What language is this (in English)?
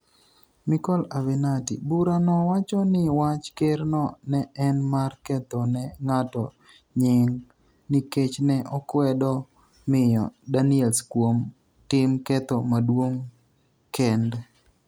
Luo (Kenya and Tanzania)